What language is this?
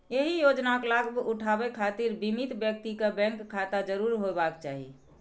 Maithili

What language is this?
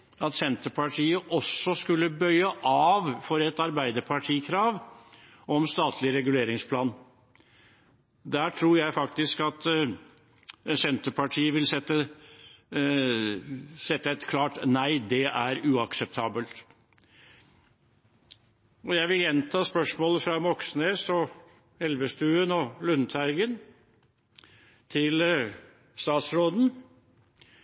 Norwegian Bokmål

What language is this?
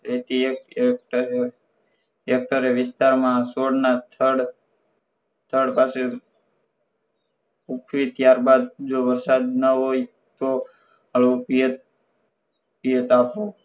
Gujarati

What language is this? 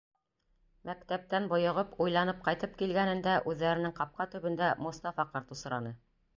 Bashkir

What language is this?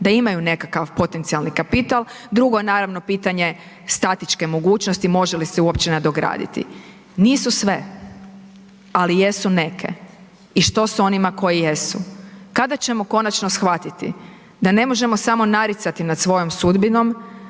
Croatian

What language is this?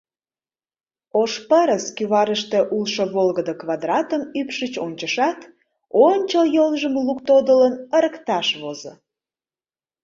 Mari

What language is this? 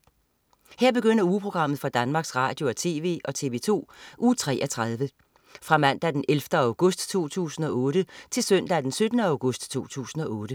Danish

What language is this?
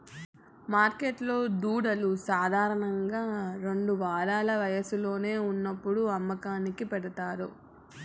Telugu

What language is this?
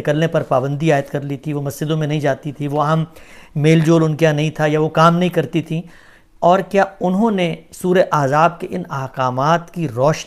Urdu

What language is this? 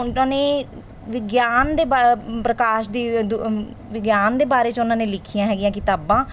Punjabi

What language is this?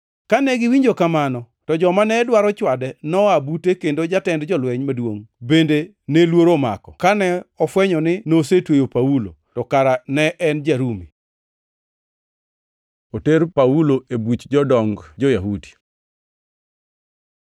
Luo (Kenya and Tanzania)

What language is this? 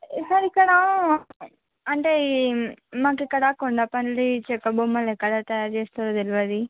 Telugu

